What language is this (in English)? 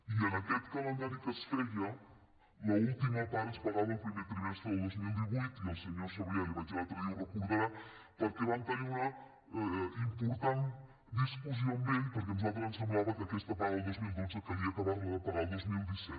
Catalan